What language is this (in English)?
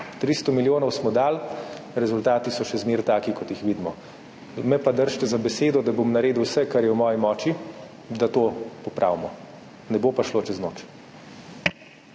Slovenian